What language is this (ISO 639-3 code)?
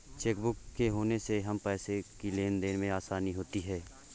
hin